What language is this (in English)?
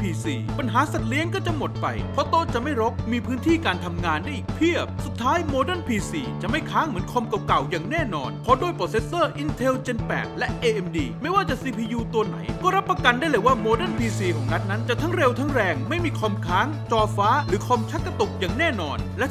Thai